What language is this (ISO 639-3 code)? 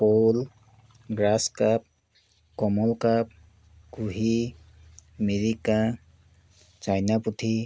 asm